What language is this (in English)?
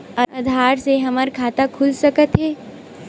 Chhattisgarhi